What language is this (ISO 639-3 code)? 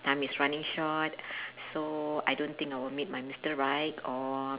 eng